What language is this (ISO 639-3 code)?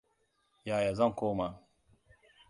hau